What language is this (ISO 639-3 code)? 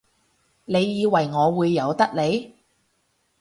yue